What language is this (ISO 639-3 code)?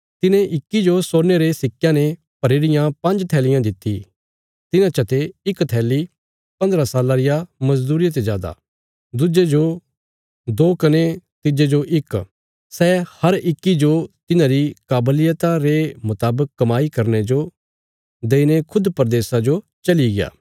kfs